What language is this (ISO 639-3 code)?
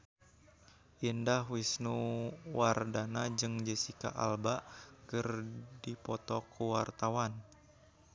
sun